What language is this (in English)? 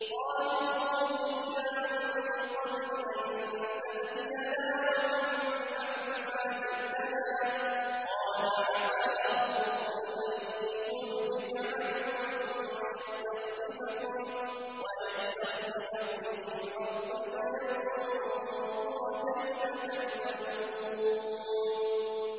Arabic